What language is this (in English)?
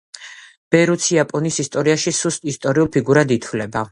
Georgian